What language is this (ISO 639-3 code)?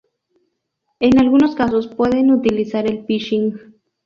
spa